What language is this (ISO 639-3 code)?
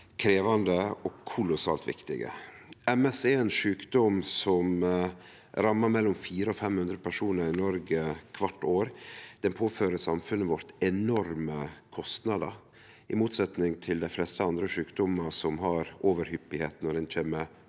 nor